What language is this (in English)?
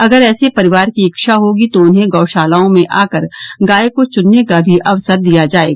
Hindi